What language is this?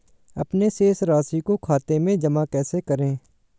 Hindi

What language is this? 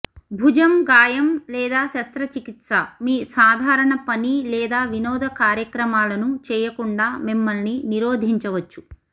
Telugu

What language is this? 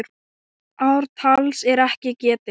Icelandic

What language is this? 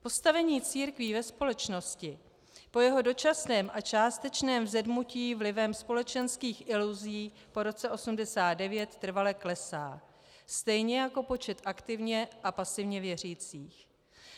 Czech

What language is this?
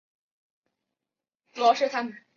Chinese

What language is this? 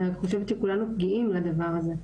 Hebrew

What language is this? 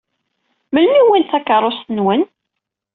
Kabyle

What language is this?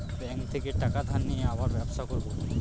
Bangla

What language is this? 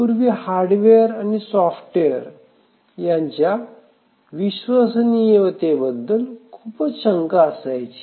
Marathi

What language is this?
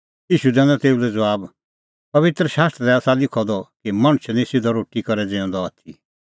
Kullu Pahari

